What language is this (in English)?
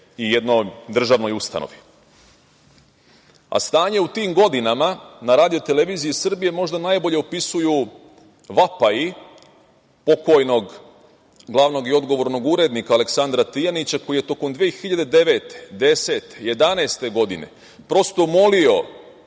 Serbian